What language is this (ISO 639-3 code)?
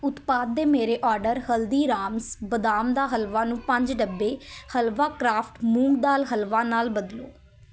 pan